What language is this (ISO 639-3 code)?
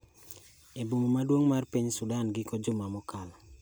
luo